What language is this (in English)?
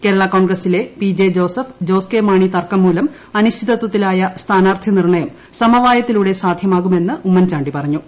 Malayalam